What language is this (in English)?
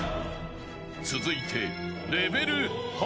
Japanese